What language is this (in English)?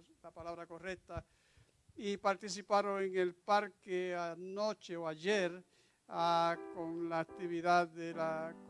Spanish